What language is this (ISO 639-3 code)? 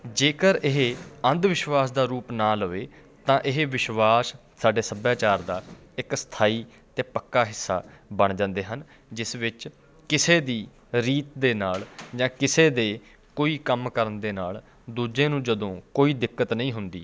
pan